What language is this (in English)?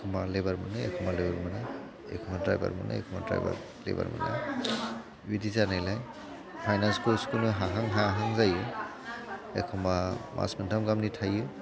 Bodo